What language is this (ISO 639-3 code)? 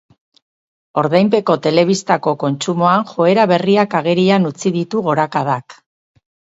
eus